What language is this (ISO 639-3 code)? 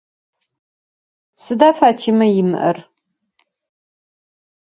ady